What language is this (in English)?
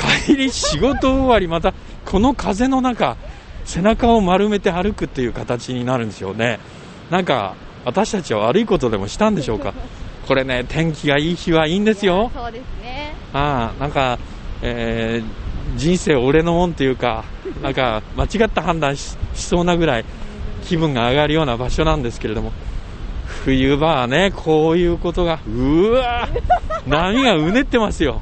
Japanese